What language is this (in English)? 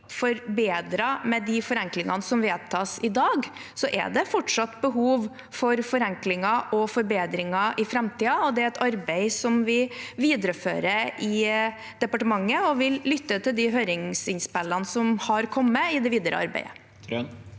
Norwegian